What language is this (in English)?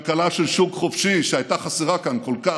Hebrew